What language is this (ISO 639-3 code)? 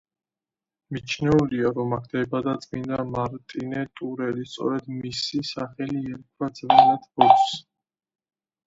kat